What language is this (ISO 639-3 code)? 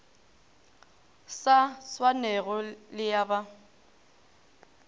nso